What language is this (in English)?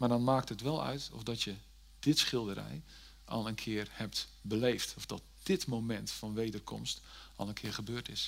Dutch